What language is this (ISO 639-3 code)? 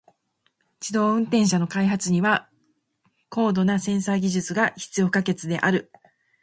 jpn